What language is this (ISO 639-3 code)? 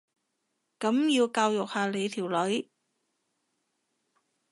yue